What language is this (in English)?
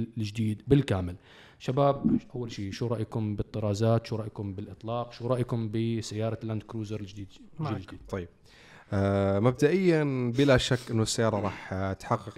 Arabic